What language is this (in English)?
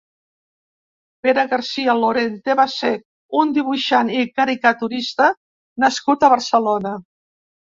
Catalan